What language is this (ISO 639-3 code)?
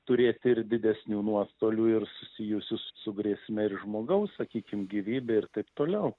lit